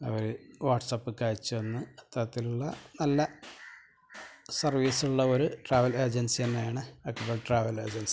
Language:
Malayalam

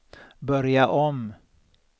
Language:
Swedish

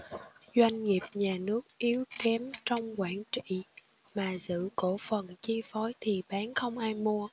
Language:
Vietnamese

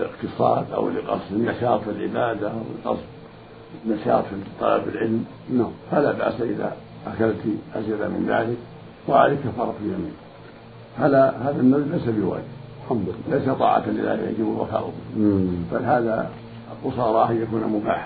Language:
Arabic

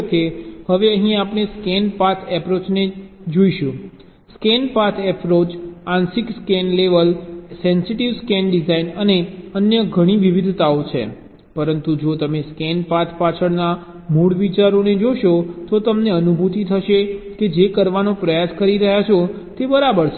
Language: Gujarati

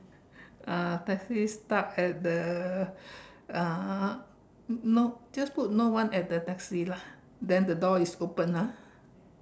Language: English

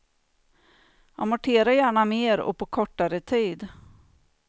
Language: Swedish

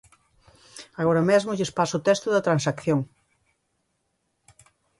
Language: Galician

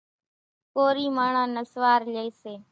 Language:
Kachi Koli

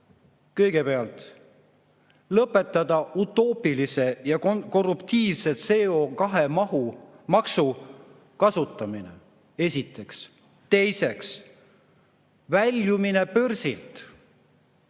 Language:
Estonian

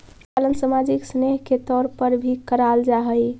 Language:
Magahi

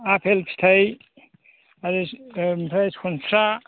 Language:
Bodo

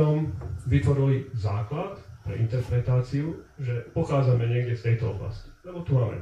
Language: Slovak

